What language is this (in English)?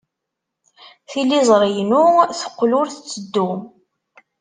Kabyle